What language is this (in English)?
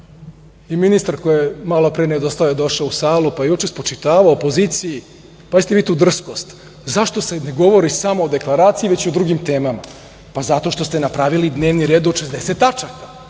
Serbian